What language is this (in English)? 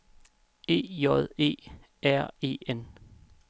Danish